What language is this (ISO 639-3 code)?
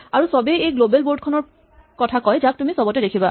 asm